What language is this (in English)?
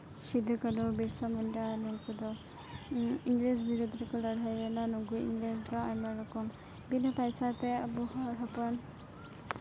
Santali